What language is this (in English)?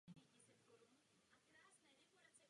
Czech